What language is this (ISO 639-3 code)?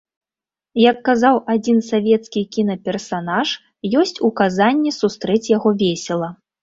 bel